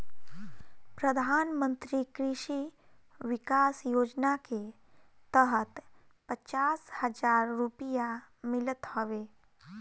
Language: Bhojpuri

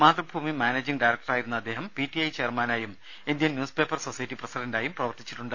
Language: Malayalam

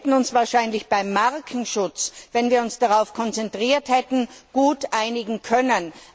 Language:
German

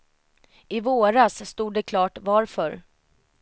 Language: Swedish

